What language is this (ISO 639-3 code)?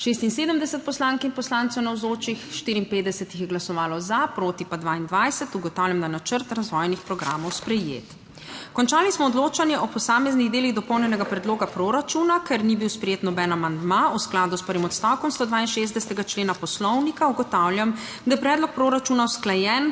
slv